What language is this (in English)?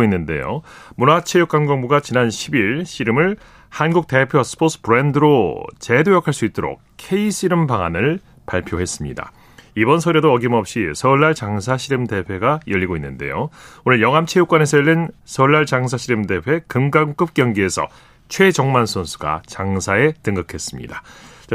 Korean